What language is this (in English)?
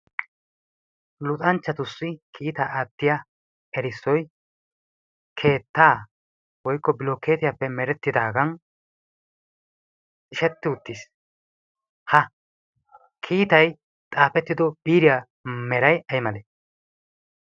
Wolaytta